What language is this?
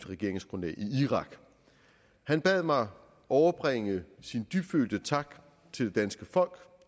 Danish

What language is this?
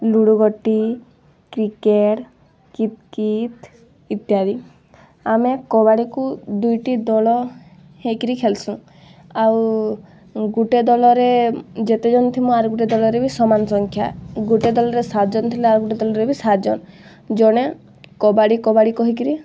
Odia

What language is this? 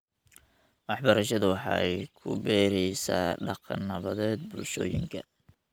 Somali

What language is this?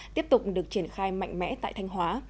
Vietnamese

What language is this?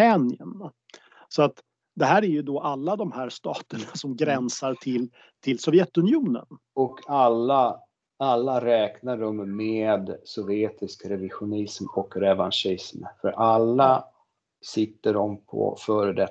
Swedish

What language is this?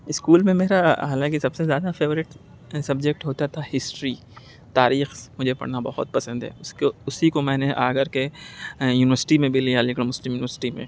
Urdu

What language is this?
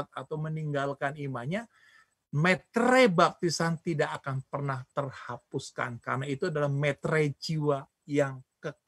Indonesian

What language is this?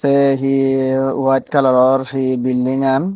Chakma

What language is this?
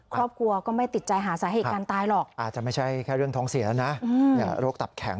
Thai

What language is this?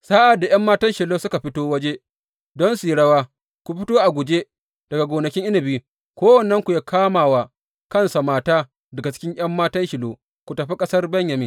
Hausa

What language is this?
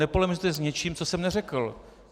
Czech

